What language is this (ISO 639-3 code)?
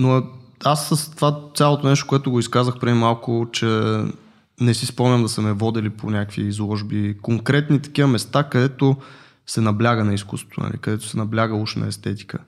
bul